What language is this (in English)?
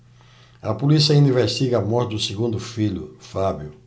Portuguese